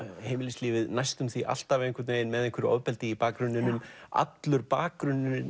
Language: Icelandic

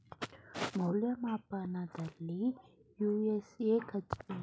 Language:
Kannada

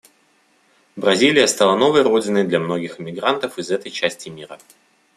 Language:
Russian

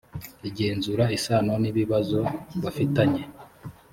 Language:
Kinyarwanda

